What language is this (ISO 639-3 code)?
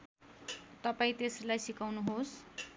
nep